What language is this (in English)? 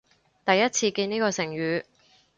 Cantonese